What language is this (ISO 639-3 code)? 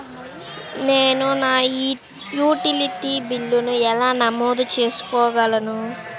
tel